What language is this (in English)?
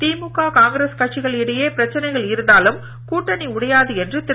Tamil